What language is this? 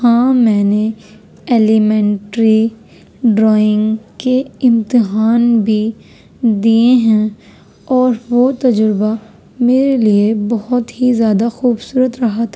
Urdu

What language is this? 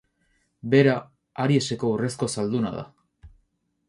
Basque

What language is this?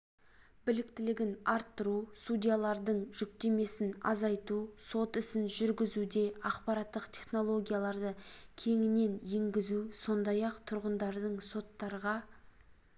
Kazakh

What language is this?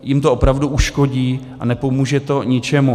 Czech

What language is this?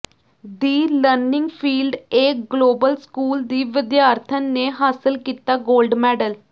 Punjabi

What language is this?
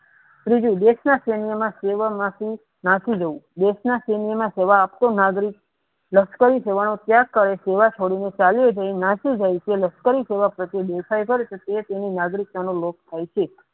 Gujarati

